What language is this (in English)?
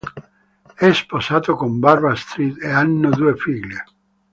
Italian